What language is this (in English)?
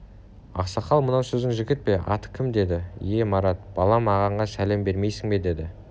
Kazakh